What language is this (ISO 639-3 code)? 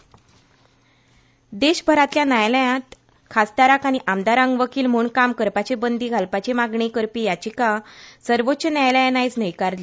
kok